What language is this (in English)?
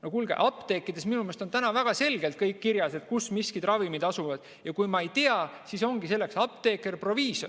Estonian